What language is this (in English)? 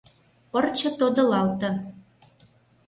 Mari